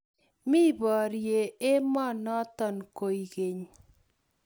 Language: Kalenjin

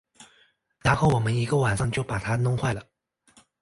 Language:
Chinese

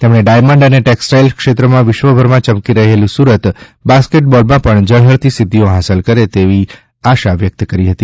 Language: Gujarati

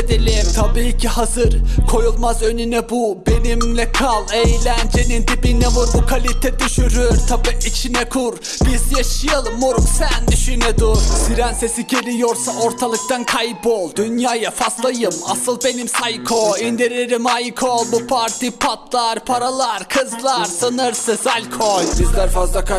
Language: Turkish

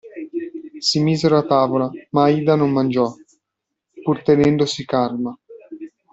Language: Italian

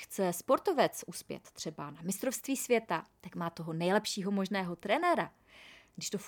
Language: Czech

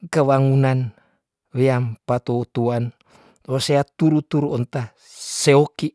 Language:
Tondano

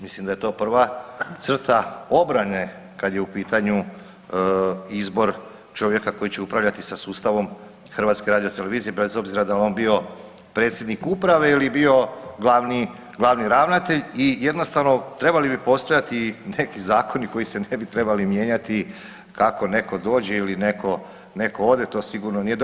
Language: Croatian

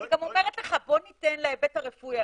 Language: Hebrew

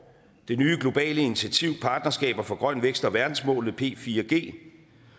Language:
Danish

